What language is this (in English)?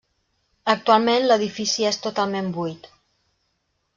Catalan